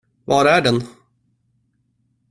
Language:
Swedish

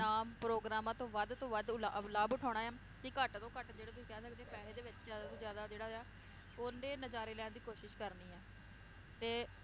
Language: Punjabi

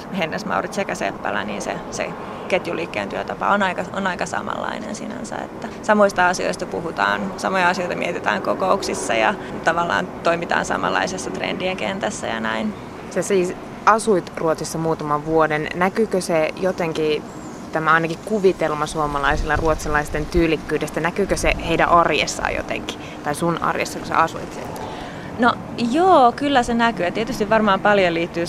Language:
Finnish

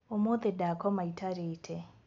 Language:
Kikuyu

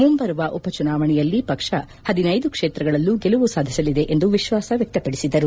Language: Kannada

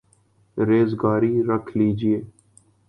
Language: Urdu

